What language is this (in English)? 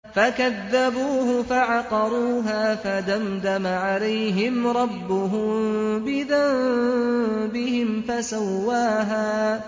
Arabic